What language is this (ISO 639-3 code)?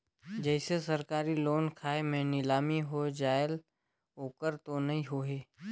hne